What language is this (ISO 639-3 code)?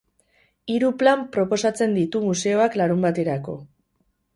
eus